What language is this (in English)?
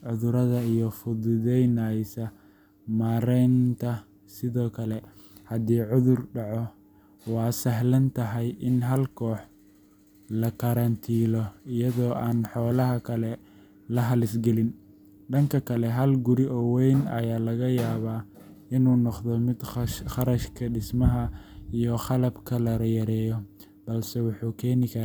Somali